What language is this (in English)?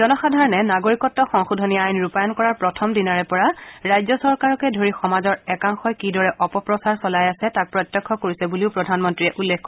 Assamese